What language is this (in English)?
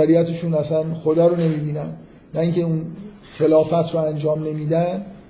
Persian